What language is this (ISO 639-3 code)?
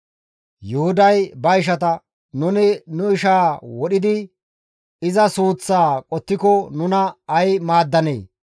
gmv